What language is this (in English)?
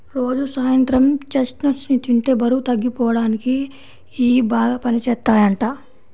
Telugu